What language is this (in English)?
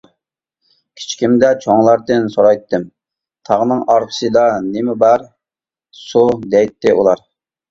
Uyghur